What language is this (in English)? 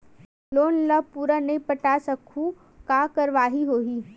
Chhattisgarhi